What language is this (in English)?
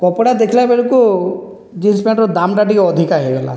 Odia